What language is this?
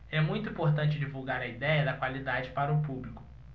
Portuguese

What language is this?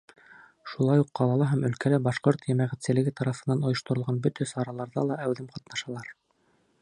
Bashkir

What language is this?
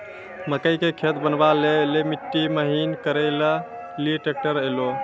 Maithili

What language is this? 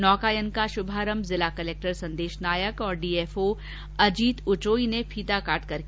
Hindi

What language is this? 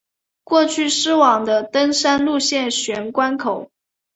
Chinese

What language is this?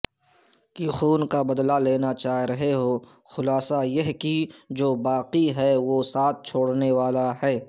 Urdu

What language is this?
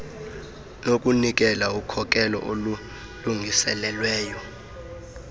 Xhosa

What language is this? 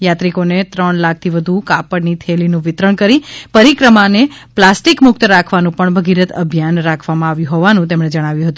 Gujarati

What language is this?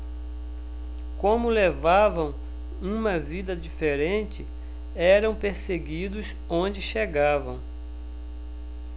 Portuguese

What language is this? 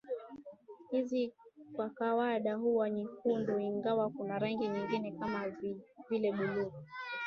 Swahili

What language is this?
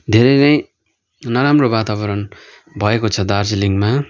Nepali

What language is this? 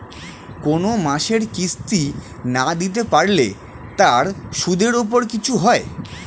Bangla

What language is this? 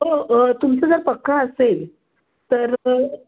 Marathi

